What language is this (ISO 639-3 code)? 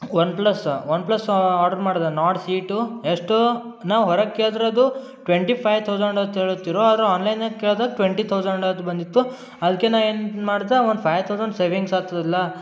kan